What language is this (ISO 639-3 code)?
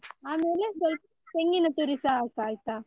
kan